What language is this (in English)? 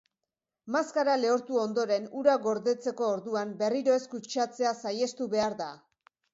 Basque